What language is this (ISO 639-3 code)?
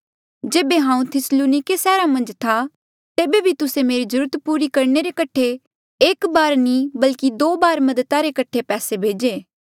mjl